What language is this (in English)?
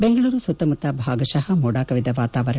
Kannada